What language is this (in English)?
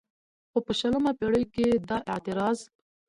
Pashto